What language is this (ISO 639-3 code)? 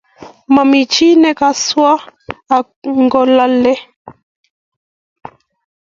kln